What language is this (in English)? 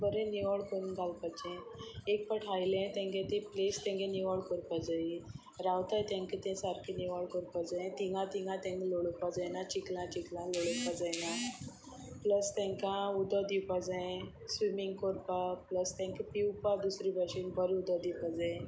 Konkani